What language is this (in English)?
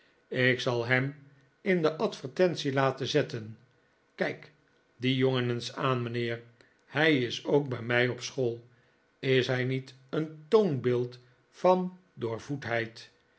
Dutch